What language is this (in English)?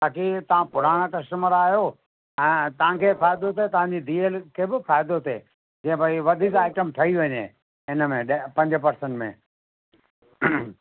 Sindhi